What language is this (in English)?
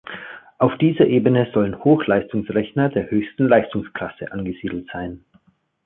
German